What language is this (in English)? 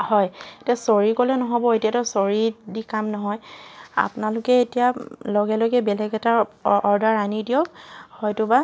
Assamese